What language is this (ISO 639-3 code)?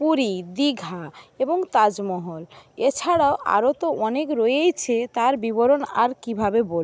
ben